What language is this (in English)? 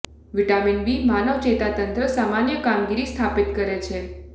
Gujarati